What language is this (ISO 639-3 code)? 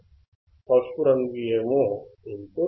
tel